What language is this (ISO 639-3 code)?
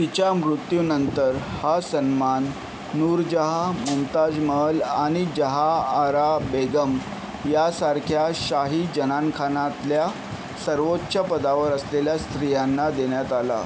mar